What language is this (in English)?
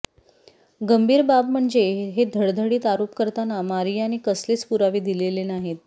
Marathi